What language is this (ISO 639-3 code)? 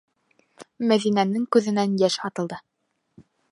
bak